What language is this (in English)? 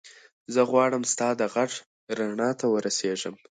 Pashto